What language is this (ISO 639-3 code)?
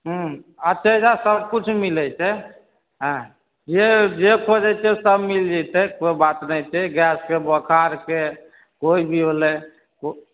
mai